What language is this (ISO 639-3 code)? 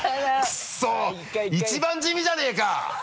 jpn